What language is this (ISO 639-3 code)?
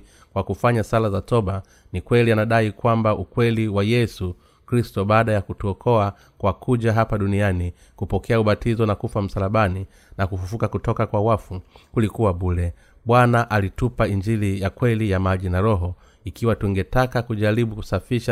swa